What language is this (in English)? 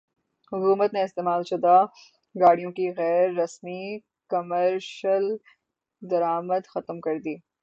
Urdu